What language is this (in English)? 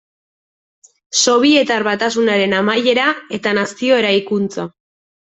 Basque